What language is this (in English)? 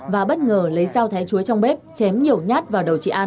Vietnamese